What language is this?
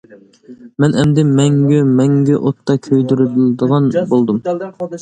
Uyghur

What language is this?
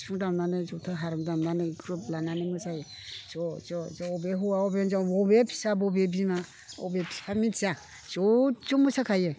Bodo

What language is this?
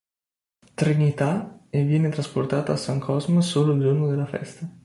Italian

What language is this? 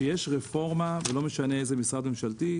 Hebrew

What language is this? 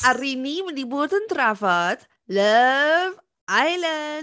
Welsh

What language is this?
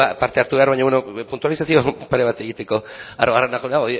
Basque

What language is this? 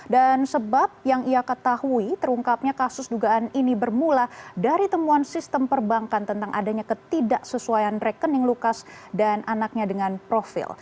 Indonesian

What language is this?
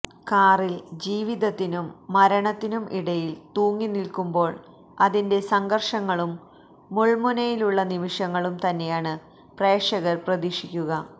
Malayalam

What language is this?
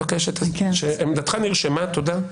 Hebrew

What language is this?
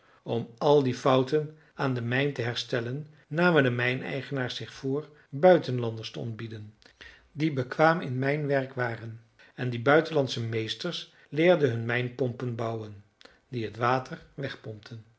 Dutch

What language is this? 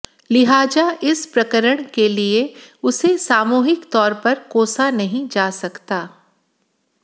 Hindi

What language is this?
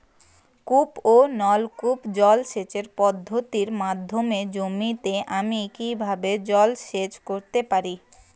Bangla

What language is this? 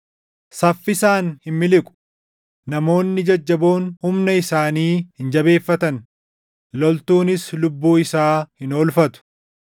Oromo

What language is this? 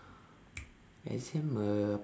English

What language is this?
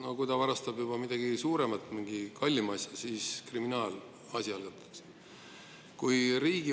Estonian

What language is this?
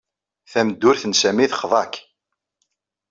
Kabyle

